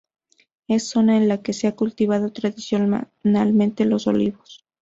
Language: Spanish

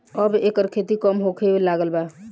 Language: Bhojpuri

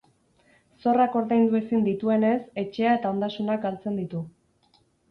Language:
Basque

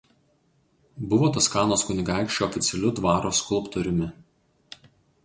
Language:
Lithuanian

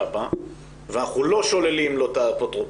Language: Hebrew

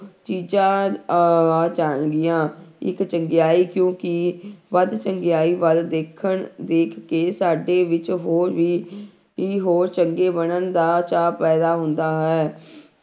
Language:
Punjabi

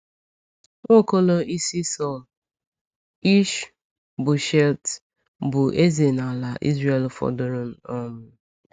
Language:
Igbo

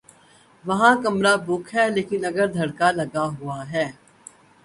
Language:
Urdu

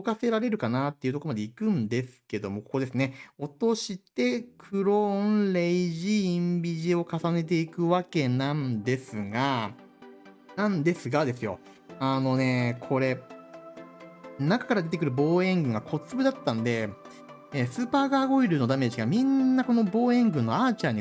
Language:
Japanese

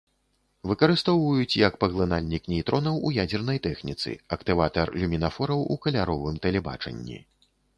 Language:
Belarusian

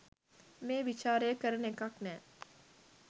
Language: Sinhala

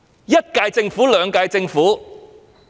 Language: Cantonese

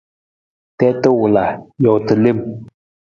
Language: Nawdm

